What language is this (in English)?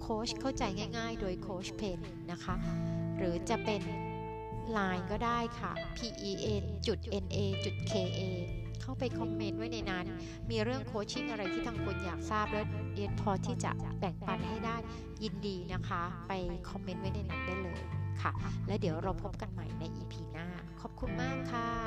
Thai